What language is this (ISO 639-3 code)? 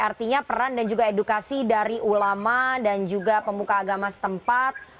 ind